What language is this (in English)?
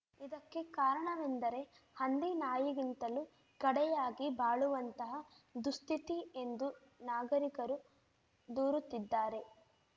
Kannada